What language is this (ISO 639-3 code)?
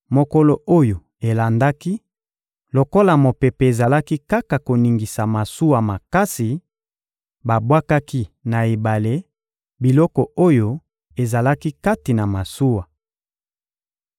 lin